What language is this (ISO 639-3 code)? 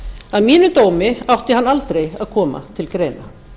isl